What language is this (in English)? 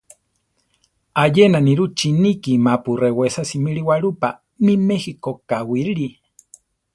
Central Tarahumara